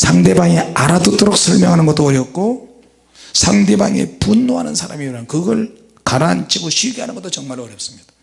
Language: Korean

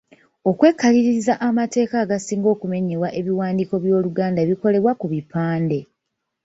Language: Ganda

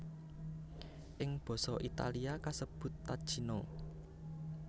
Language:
Javanese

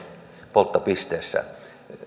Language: Finnish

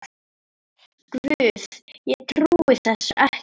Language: Icelandic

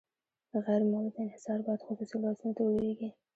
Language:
Pashto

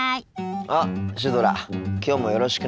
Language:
Japanese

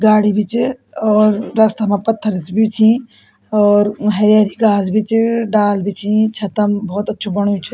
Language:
Garhwali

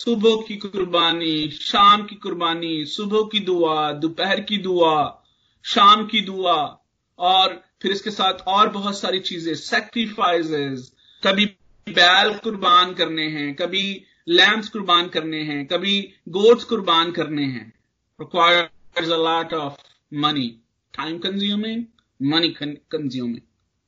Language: Hindi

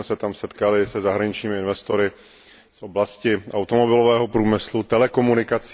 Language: Czech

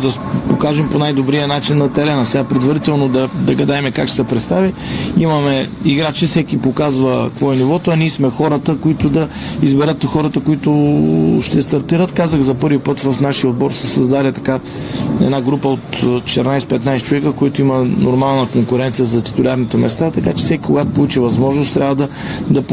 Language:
Bulgarian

